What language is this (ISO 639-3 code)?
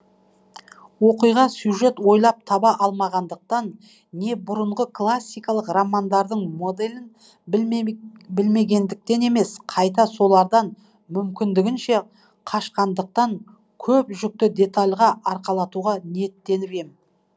kaz